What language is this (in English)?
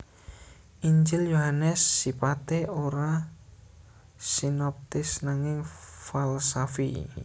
Javanese